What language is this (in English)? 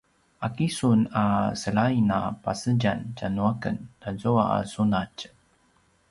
Paiwan